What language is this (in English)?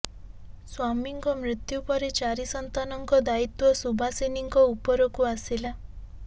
Odia